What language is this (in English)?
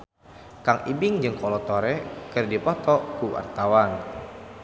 Sundanese